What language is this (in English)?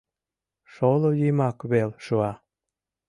Mari